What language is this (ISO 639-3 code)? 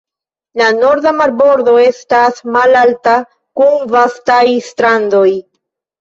epo